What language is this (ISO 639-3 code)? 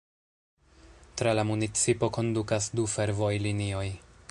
epo